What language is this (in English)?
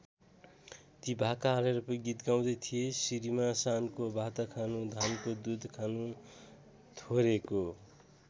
Nepali